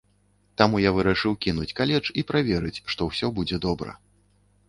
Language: Belarusian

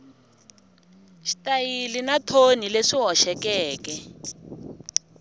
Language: Tsonga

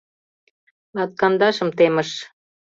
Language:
Mari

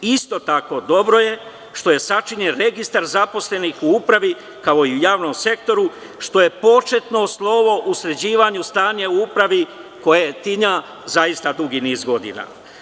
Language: Serbian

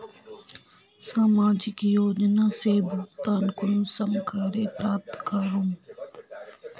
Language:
Magahi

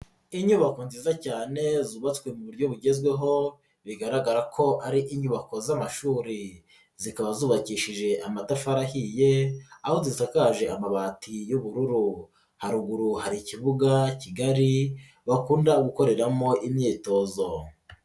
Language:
Kinyarwanda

